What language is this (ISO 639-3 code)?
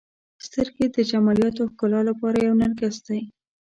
pus